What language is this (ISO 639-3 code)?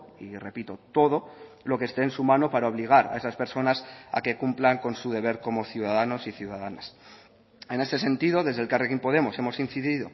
spa